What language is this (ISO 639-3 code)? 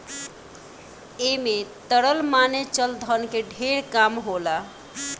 bho